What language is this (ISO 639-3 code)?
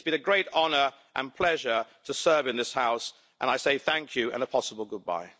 eng